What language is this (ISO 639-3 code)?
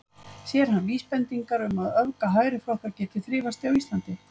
isl